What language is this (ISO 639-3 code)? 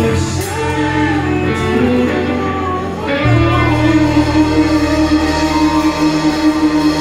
tha